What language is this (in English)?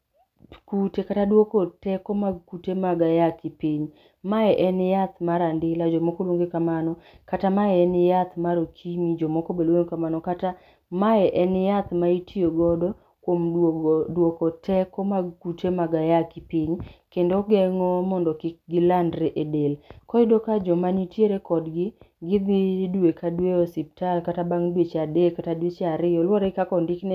Luo (Kenya and Tanzania)